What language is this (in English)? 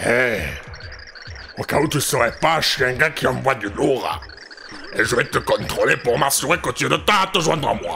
French